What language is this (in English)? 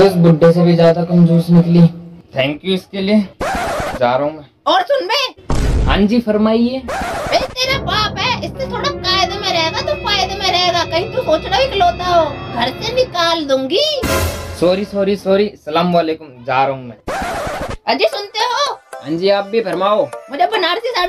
Hindi